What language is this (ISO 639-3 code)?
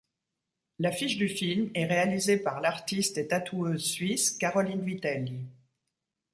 fra